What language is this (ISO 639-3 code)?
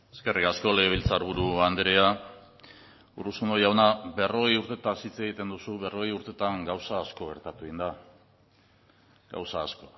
eus